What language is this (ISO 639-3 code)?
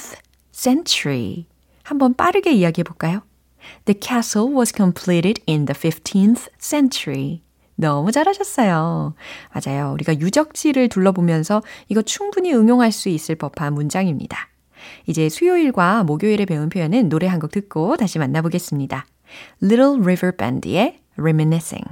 kor